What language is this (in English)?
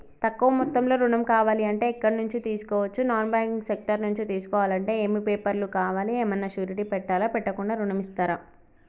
Telugu